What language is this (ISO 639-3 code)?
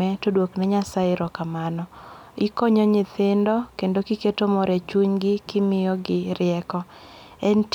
luo